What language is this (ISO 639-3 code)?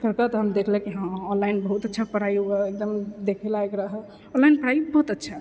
mai